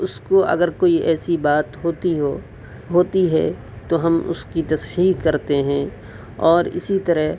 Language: Urdu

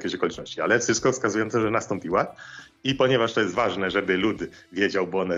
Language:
Polish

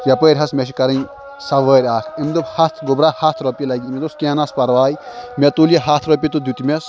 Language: Kashmiri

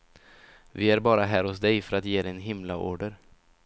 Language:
Swedish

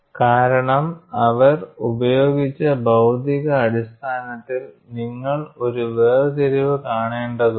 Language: Malayalam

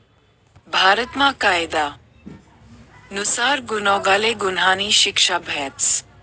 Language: Marathi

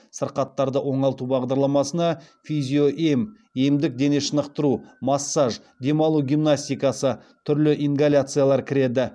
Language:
Kazakh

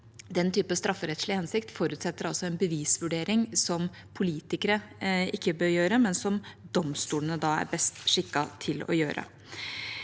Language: Norwegian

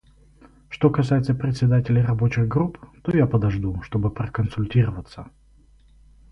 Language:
Russian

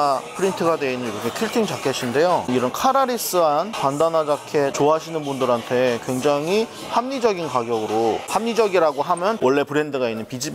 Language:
Korean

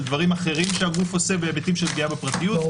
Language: Hebrew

